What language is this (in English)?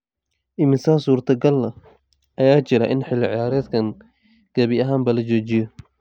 Somali